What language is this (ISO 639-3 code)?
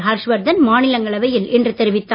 tam